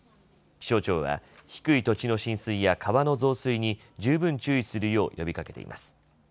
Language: Japanese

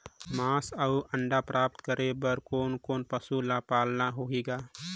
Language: Chhattisgarhi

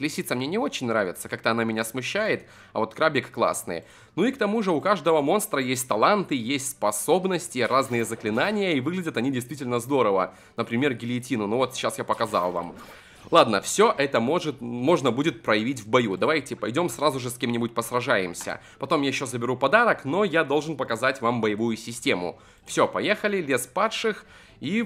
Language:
Russian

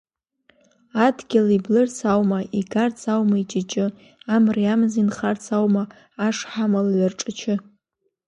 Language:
Abkhazian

